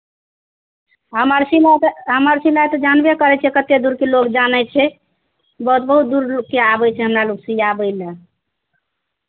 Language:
Maithili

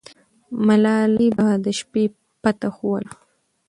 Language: Pashto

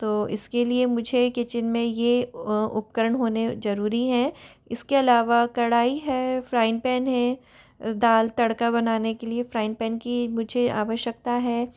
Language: Hindi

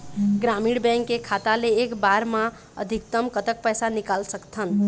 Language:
Chhattisgarhi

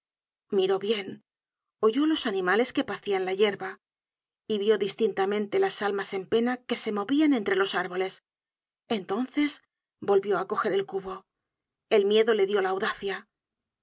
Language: Spanish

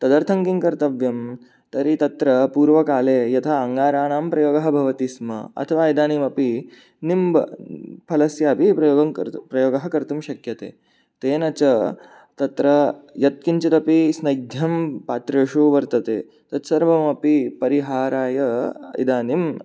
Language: Sanskrit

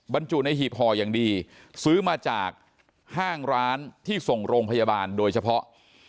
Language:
Thai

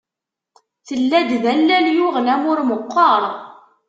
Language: Kabyle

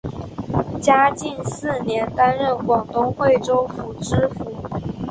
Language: Chinese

